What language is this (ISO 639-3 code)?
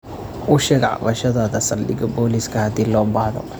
som